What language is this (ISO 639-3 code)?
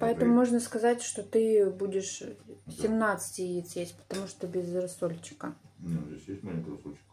rus